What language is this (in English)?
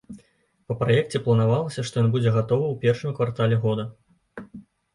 Belarusian